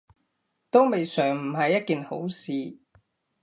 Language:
Cantonese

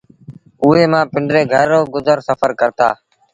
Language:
Sindhi Bhil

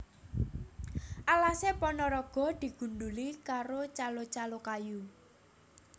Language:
Javanese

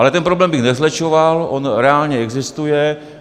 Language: Czech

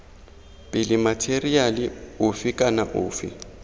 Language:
Tswana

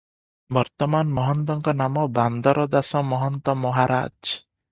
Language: Odia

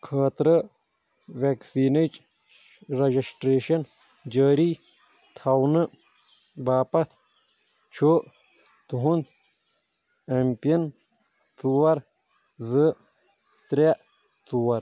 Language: Kashmiri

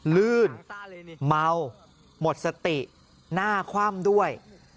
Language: Thai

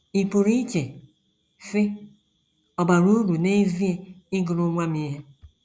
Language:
Igbo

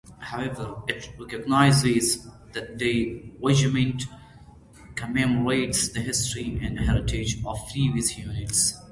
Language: English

